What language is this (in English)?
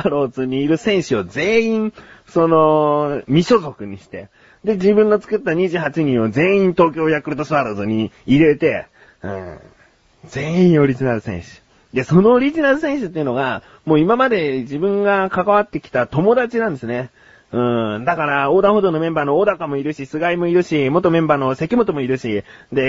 Japanese